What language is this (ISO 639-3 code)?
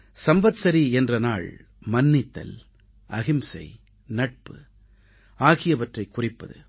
tam